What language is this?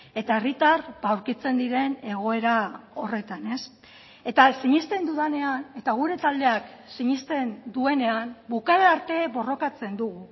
Basque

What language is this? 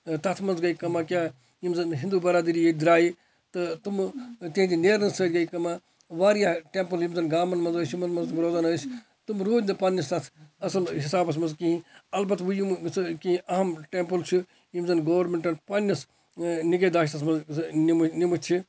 Kashmiri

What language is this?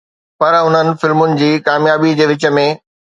Sindhi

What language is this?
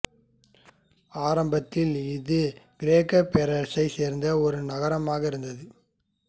Tamil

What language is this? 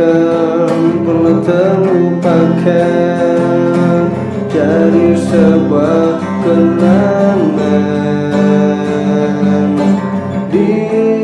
Indonesian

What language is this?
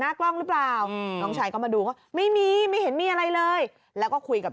Thai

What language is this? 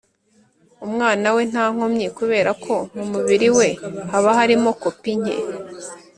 Kinyarwanda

